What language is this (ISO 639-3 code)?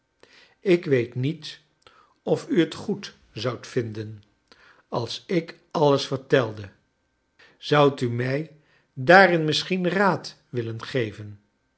nld